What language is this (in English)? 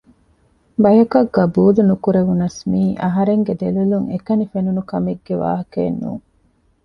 Divehi